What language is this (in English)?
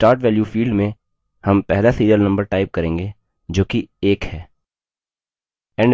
Hindi